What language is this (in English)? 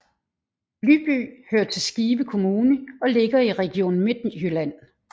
Danish